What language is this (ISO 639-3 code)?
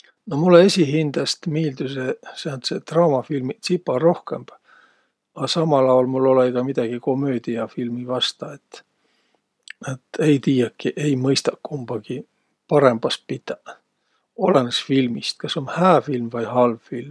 vro